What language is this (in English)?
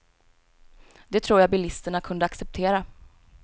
Swedish